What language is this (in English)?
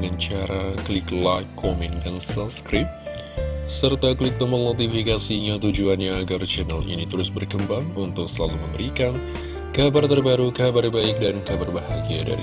Indonesian